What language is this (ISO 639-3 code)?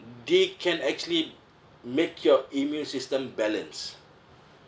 eng